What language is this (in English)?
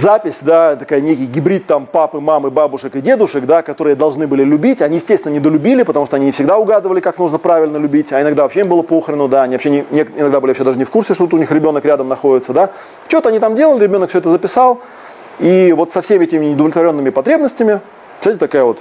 Russian